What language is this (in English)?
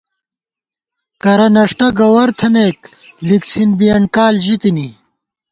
Gawar-Bati